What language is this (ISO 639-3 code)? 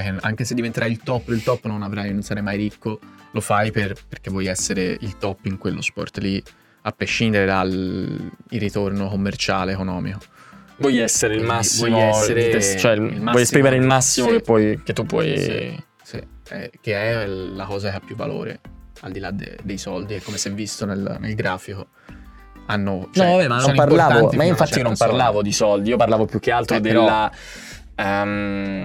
ita